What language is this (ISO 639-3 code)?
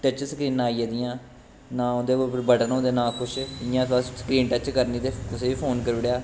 doi